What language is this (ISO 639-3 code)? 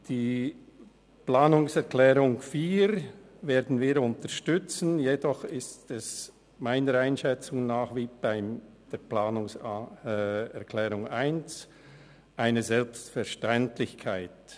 gsw